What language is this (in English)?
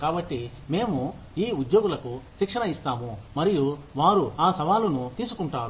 Telugu